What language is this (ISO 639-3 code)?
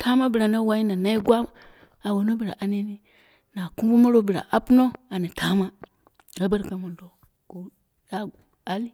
kna